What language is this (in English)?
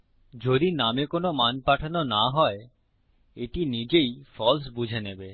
Bangla